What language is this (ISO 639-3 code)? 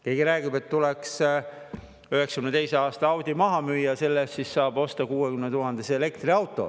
est